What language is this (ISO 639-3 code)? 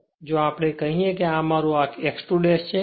guj